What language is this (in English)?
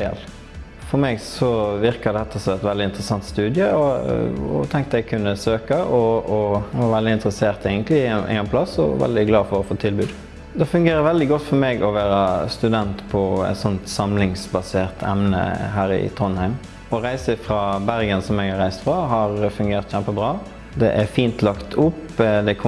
Norwegian